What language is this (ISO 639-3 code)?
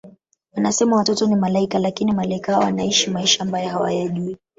swa